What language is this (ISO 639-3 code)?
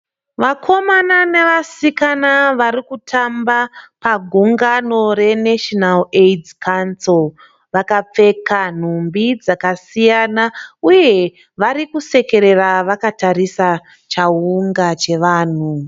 sna